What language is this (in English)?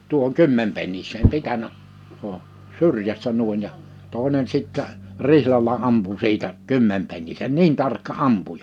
Finnish